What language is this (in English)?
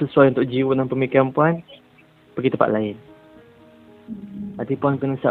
Malay